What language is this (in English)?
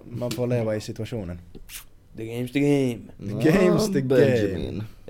Swedish